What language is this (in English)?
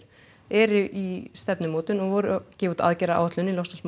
Icelandic